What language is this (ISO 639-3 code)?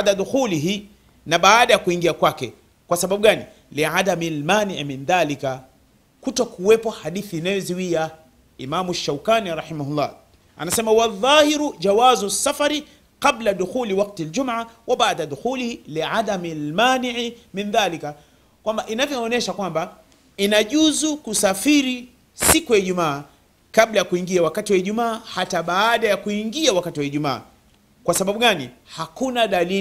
swa